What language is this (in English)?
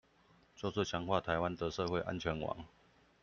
Chinese